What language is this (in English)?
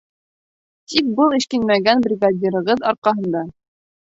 Bashkir